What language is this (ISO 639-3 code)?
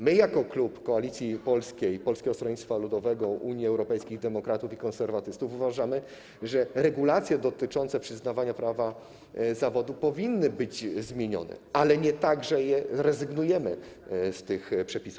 pol